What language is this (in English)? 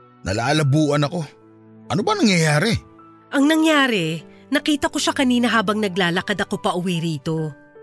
Filipino